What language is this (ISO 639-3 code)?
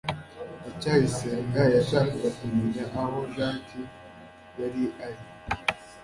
kin